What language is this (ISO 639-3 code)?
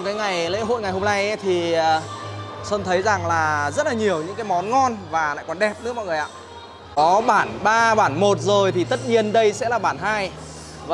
vie